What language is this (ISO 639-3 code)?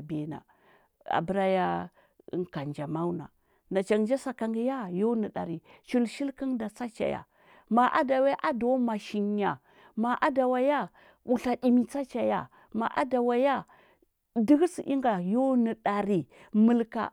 hbb